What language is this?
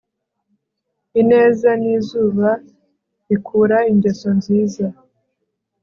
Kinyarwanda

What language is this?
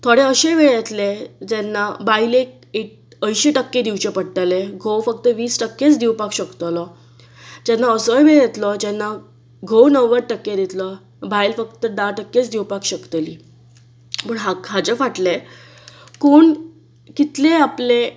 Konkani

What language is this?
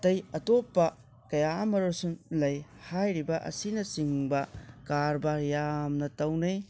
Manipuri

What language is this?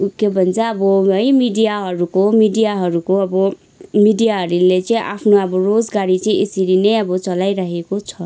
Nepali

